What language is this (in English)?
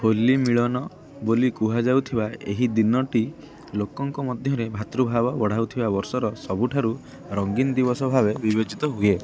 Odia